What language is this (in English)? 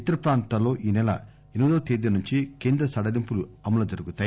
Telugu